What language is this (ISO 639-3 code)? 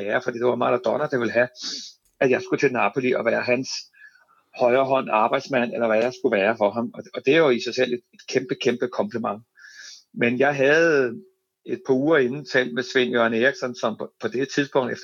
dan